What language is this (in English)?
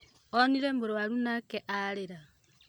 Kikuyu